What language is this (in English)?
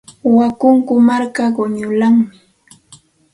Santa Ana de Tusi Pasco Quechua